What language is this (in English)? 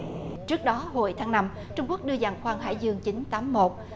Vietnamese